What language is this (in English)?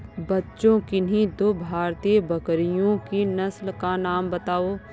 Hindi